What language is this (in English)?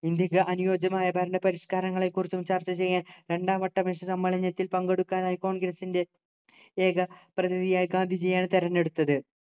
Malayalam